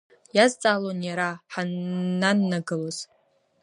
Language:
Abkhazian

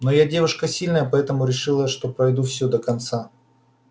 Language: Russian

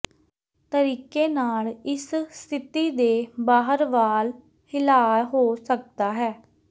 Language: Punjabi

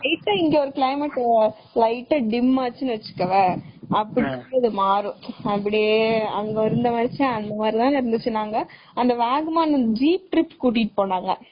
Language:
Tamil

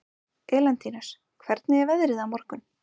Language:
Icelandic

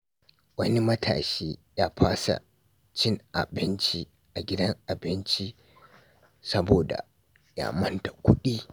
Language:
Hausa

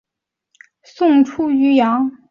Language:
Chinese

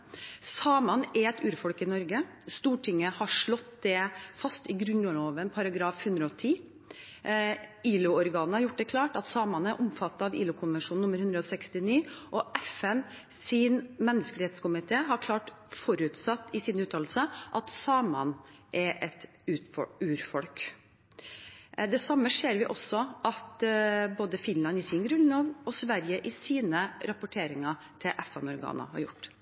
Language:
Norwegian Bokmål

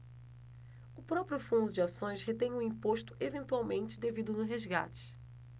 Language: Portuguese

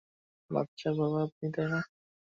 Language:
Bangla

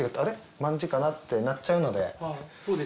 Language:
Japanese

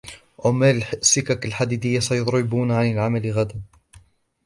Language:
Arabic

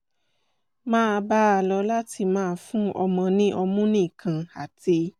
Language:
Yoruba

